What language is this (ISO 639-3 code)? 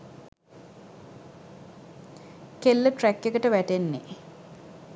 sin